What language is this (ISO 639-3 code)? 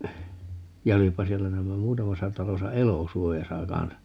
fin